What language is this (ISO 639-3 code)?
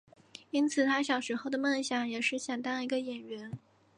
zho